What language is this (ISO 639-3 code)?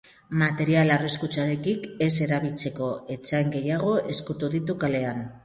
eus